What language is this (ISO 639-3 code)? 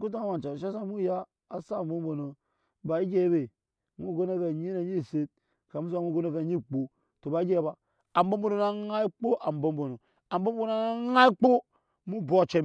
yes